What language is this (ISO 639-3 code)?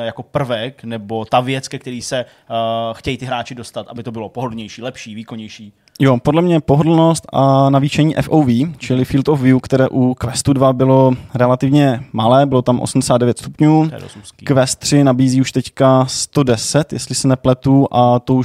ces